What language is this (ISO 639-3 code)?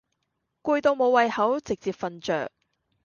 yue